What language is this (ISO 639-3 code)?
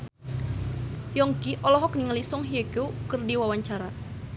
sun